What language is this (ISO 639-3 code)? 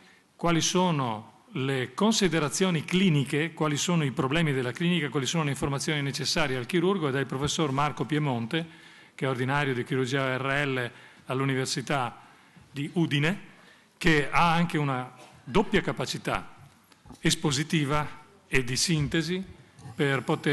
ita